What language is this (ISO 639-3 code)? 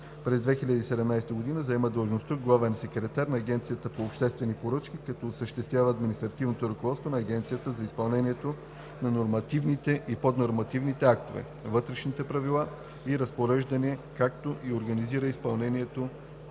bul